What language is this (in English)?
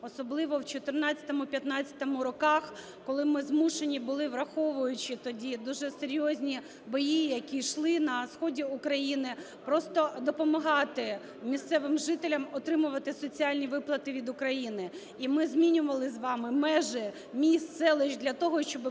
Ukrainian